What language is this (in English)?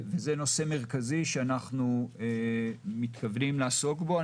Hebrew